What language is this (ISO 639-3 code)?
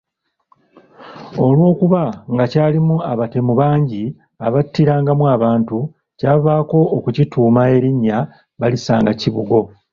lug